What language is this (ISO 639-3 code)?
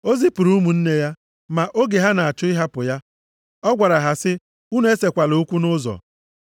ibo